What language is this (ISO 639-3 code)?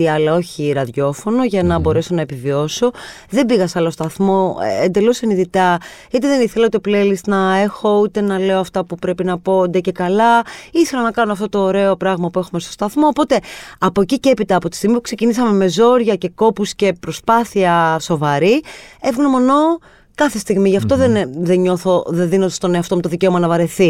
ell